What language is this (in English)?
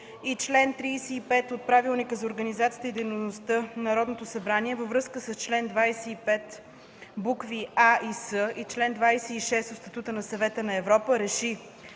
Bulgarian